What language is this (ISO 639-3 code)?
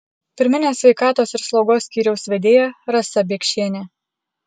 lit